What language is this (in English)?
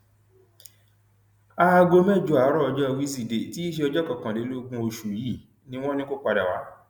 Yoruba